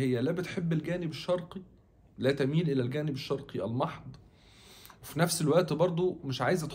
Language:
Arabic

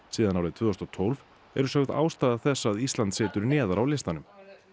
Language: Icelandic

